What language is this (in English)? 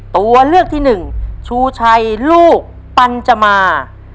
Thai